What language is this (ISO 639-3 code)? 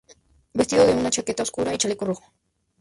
spa